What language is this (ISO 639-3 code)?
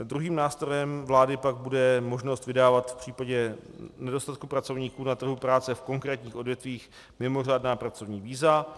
ces